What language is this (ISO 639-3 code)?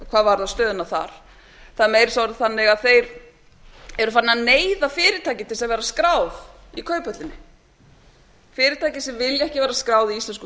isl